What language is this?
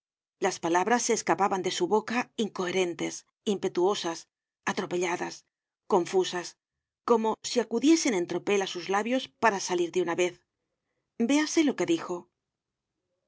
Spanish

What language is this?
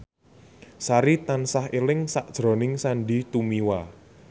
Javanese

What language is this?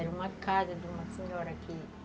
Portuguese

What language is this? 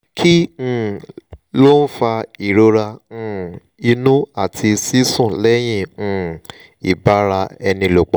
Yoruba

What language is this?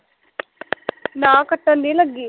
Punjabi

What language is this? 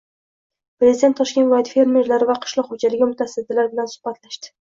Uzbek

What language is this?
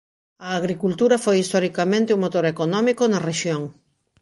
Galician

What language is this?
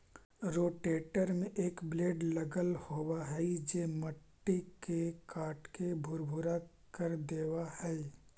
Magahi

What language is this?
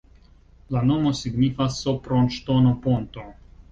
Esperanto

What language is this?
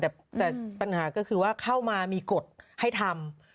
Thai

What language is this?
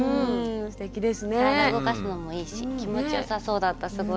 Japanese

